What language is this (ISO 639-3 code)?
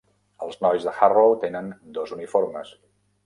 cat